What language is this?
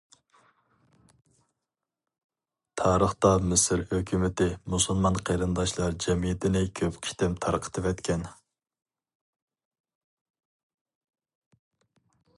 Uyghur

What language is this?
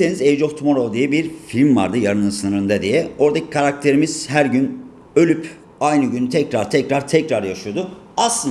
Turkish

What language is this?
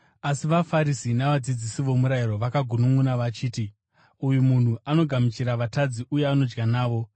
Shona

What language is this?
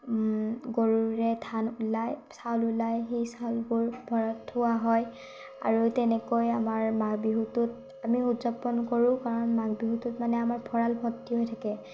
Assamese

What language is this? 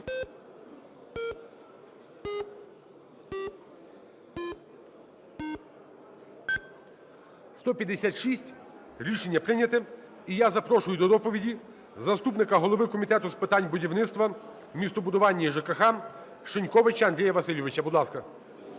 Ukrainian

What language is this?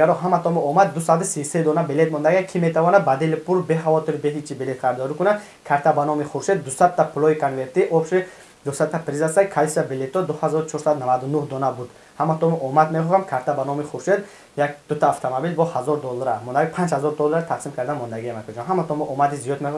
Turkish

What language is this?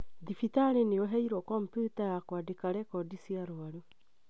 Kikuyu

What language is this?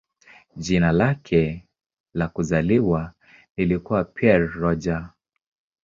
Swahili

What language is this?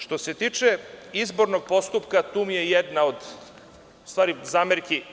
Serbian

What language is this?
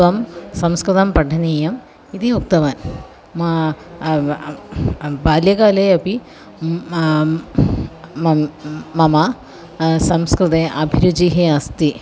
Sanskrit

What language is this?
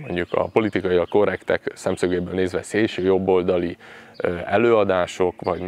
Hungarian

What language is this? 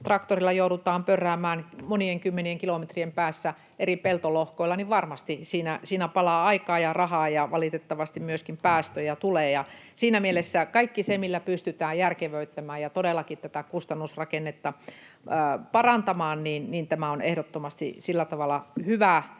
Finnish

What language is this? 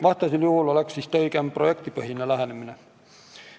Estonian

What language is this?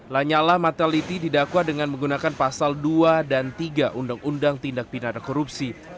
Indonesian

